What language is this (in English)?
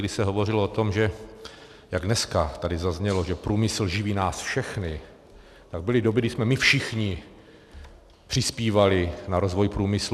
Czech